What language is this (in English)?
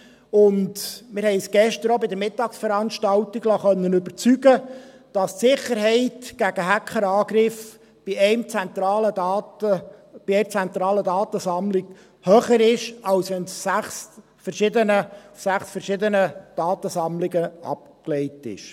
Swiss German